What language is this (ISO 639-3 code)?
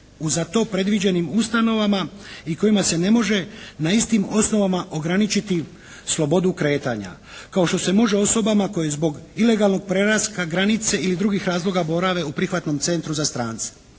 hrv